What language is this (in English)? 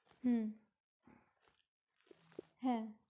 Bangla